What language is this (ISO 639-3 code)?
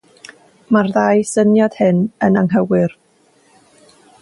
cym